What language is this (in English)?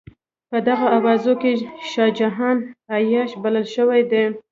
Pashto